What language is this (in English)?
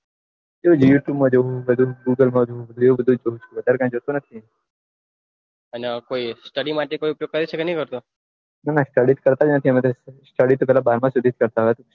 Gujarati